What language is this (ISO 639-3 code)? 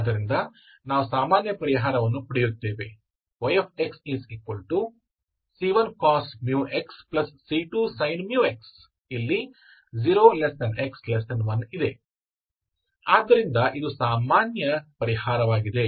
kan